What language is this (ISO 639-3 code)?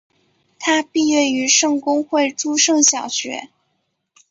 zho